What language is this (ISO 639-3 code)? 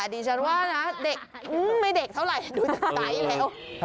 tha